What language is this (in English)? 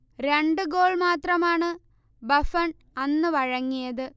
Malayalam